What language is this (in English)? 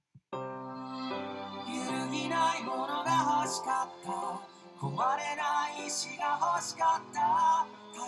English